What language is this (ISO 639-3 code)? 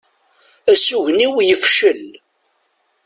kab